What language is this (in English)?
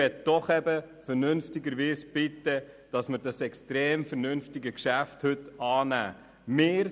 Swiss German